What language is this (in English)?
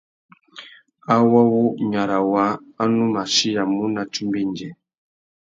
Tuki